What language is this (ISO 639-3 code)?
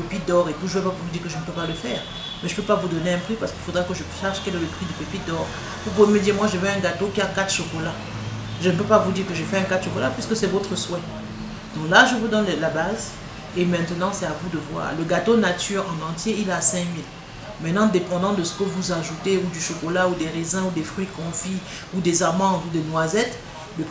fra